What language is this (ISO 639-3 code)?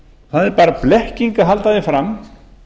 isl